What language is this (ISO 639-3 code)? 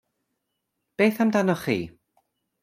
cym